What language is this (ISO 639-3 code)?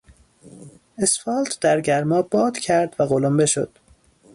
fas